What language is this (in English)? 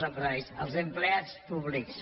Catalan